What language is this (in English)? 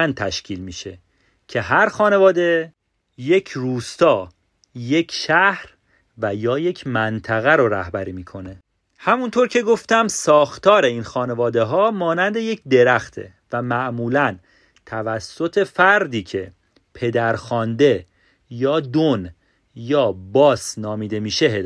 Persian